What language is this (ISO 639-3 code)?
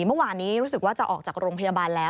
tha